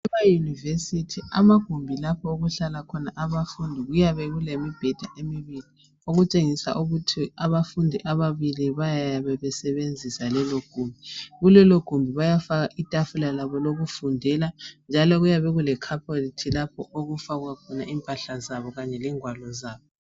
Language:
North Ndebele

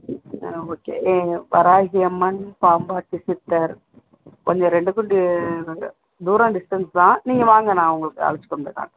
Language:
Tamil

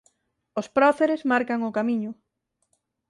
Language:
Galician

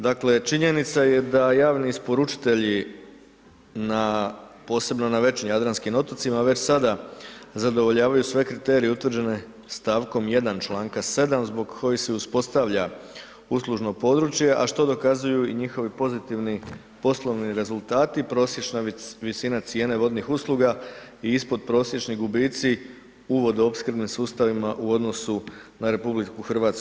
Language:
Croatian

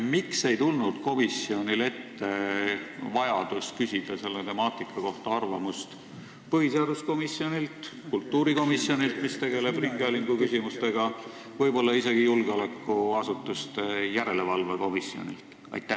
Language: Estonian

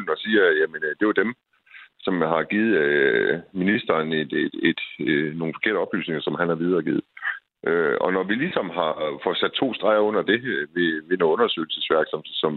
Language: Danish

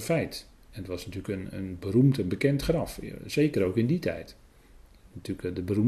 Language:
Dutch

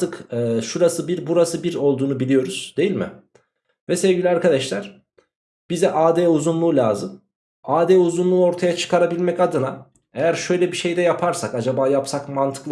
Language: Turkish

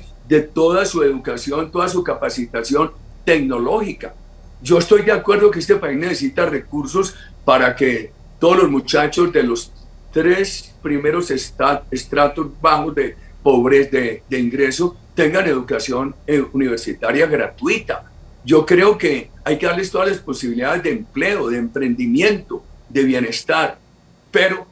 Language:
Spanish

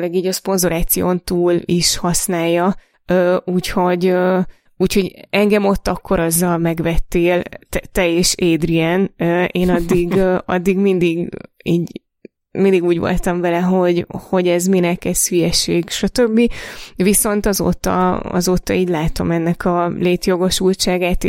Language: Hungarian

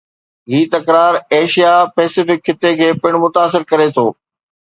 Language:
Sindhi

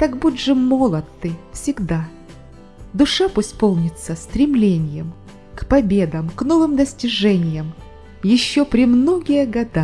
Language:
Russian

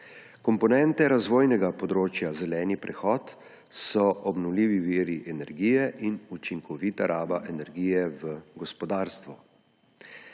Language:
Slovenian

